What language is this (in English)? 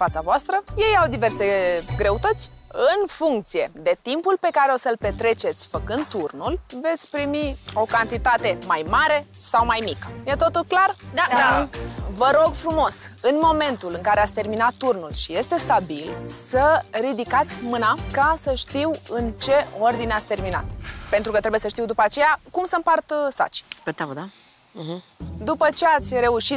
Romanian